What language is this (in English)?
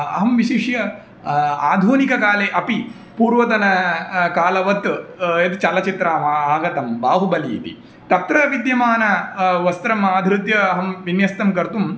Sanskrit